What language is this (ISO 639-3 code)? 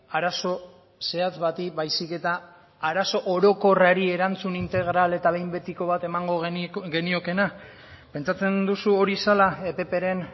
eus